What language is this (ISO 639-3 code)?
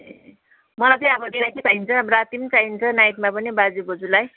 nep